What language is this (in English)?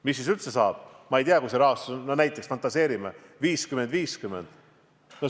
Estonian